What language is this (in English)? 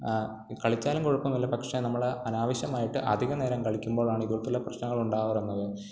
Malayalam